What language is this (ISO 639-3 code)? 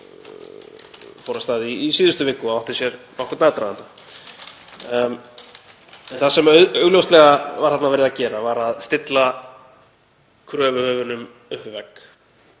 isl